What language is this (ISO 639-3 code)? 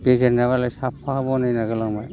brx